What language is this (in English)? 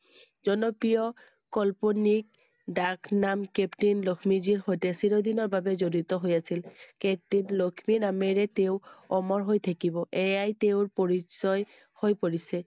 Assamese